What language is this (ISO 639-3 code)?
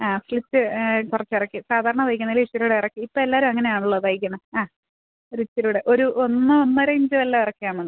mal